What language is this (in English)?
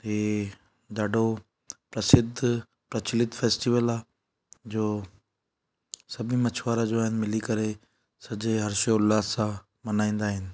Sindhi